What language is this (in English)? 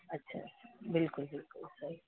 Sindhi